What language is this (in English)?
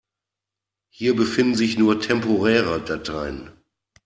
German